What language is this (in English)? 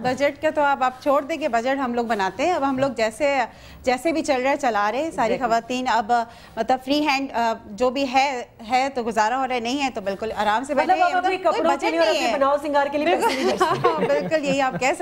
Hindi